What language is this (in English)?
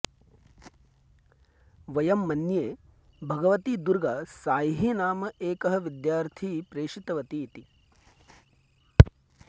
Sanskrit